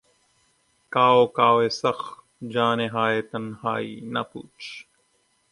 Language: Urdu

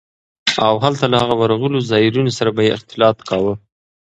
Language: Pashto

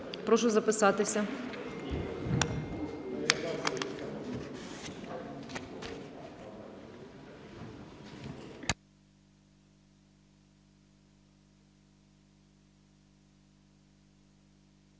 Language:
Ukrainian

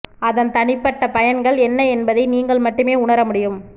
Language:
Tamil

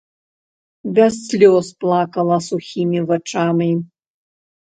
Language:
Belarusian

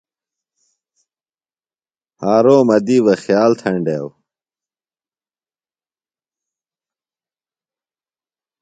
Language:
Phalura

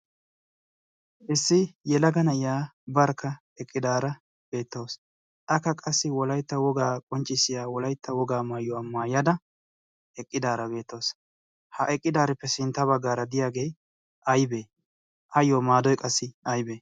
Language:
Wolaytta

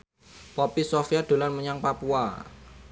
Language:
Javanese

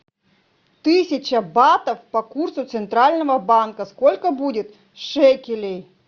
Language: Russian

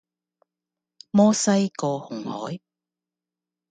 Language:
Cantonese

